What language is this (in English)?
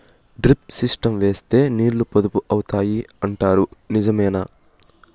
Telugu